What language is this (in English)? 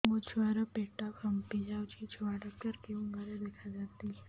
Odia